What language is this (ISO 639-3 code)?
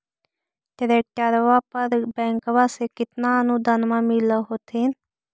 mag